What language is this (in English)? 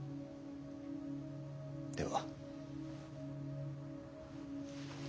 Japanese